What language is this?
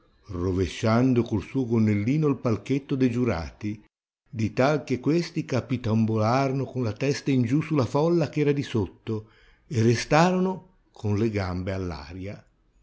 Italian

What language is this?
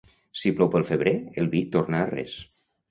Catalan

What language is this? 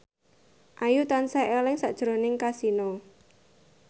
Javanese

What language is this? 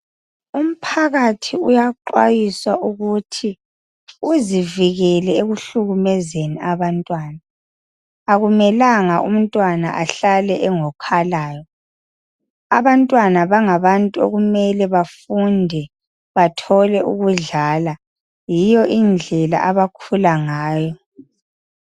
North Ndebele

